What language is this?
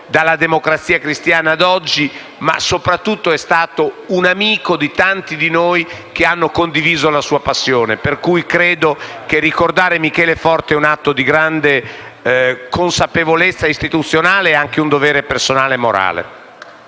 Italian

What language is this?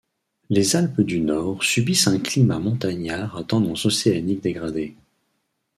French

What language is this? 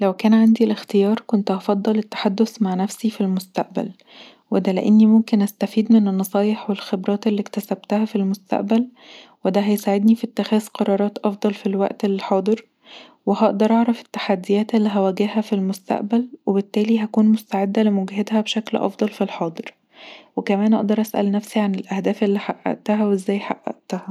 Egyptian Arabic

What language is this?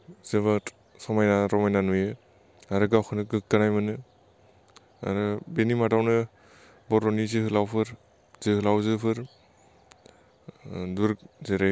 Bodo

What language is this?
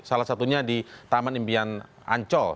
Indonesian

